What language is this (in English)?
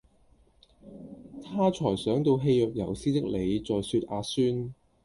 Cantonese